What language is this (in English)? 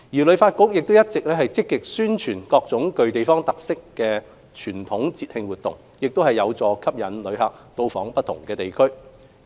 Cantonese